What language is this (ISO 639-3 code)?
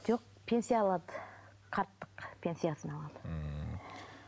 kaz